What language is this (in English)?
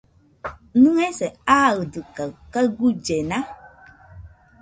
Nüpode Huitoto